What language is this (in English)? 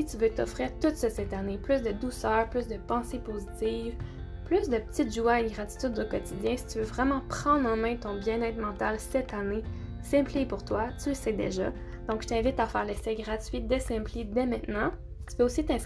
French